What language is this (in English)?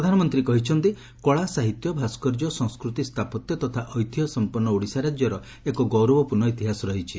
Odia